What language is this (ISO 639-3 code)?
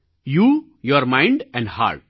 guj